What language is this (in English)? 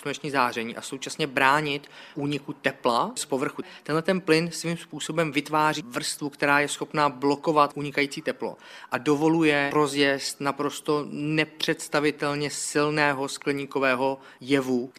Czech